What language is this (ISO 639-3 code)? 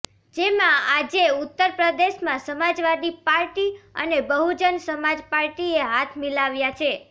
guj